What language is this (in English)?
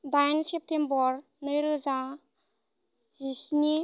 Bodo